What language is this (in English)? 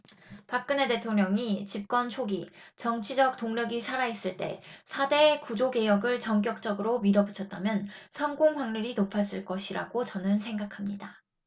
Korean